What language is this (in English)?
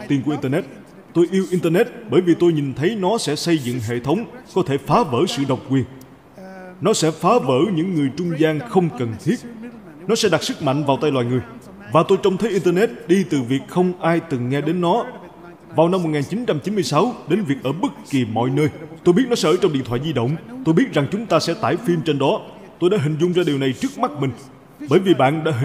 Vietnamese